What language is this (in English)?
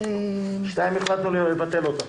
Hebrew